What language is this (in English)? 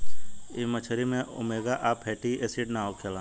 Bhojpuri